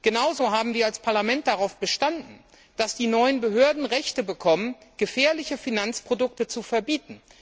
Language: German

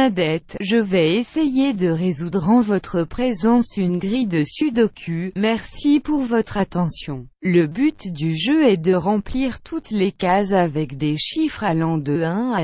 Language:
French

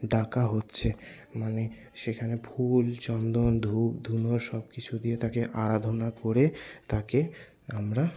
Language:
Bangla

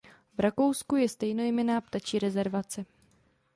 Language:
Czech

